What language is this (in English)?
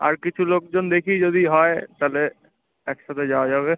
Bangla